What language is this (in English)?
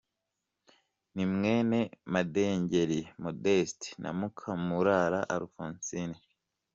Kinyarwanda